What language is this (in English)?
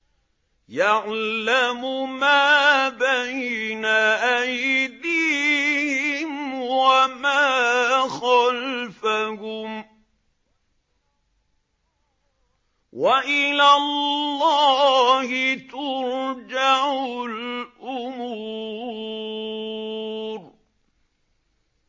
Arabic